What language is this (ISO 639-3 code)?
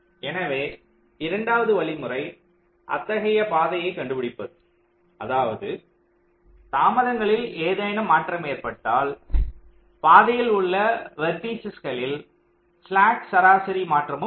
tam